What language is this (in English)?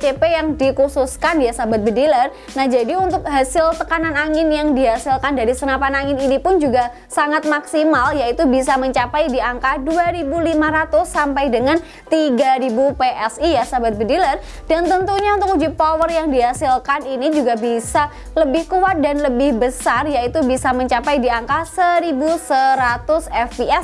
Indonesian